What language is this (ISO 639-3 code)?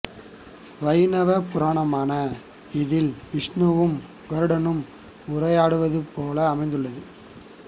tam